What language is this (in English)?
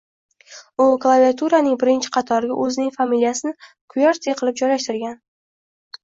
Uzbek